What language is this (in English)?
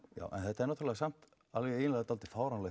Icelandic